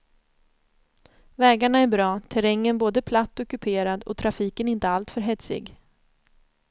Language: Swedish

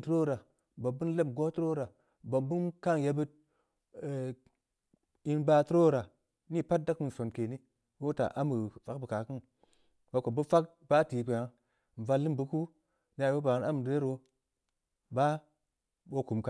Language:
Samba Leko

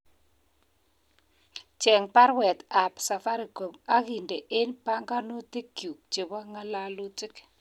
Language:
Kalenjin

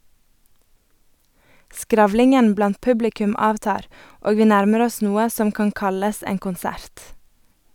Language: Norwegian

